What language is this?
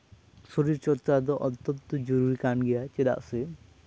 Santali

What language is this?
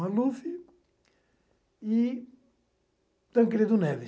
Portuguese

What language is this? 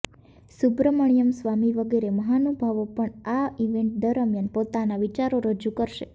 Gujarati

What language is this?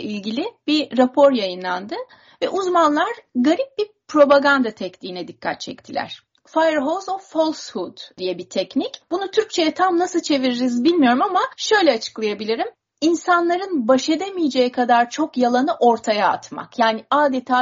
Turkish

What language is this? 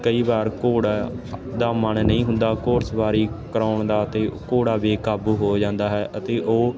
Punjabi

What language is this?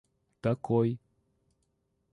Russian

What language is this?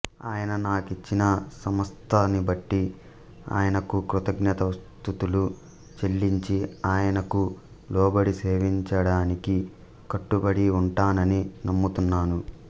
Telugu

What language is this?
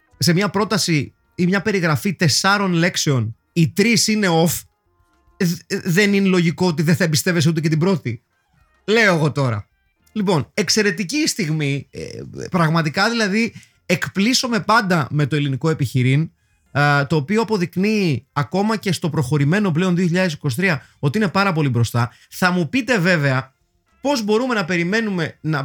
Greek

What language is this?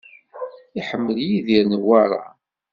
Kabyle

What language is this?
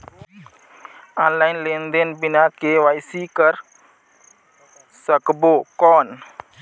Chhattisgarhi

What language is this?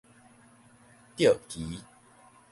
Min Nan Chinese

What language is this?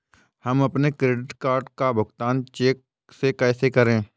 Hindi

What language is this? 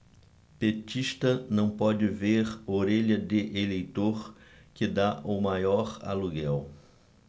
Portuguese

